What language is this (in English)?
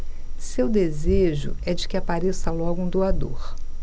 Portuguese